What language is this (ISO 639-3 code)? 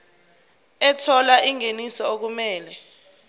zul